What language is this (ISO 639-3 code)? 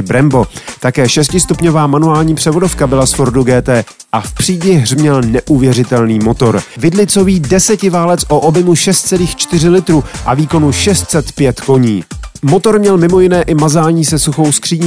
ces